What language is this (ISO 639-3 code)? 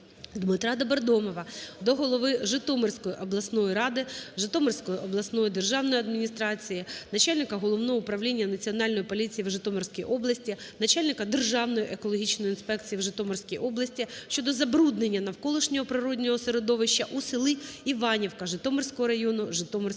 ukr